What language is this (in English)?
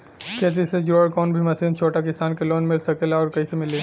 Bhojpuri